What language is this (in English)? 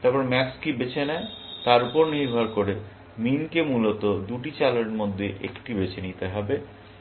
Bangla